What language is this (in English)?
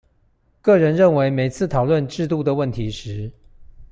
Chinese